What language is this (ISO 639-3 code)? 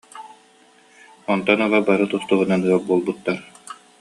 sah